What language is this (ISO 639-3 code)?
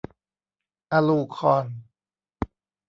tha